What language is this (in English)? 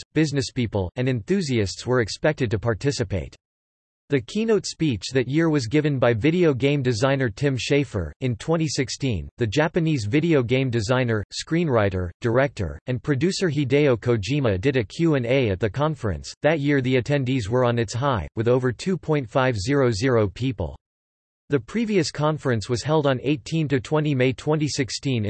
English